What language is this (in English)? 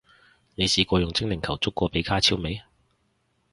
Cantonese